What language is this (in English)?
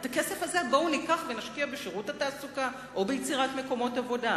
Hebrew